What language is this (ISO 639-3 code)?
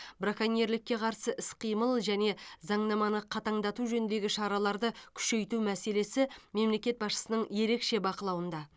kaz